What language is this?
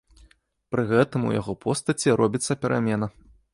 Belarusian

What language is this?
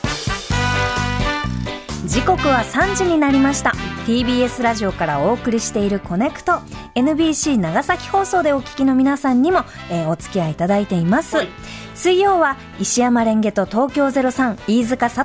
Japanese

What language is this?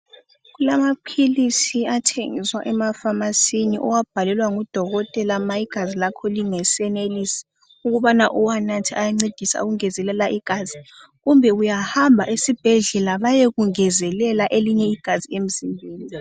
North Ndebele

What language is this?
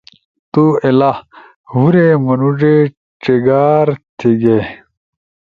Ushojo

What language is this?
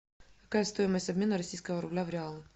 Russian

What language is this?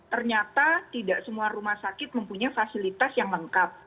Indonesian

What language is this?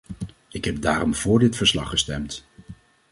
Dutch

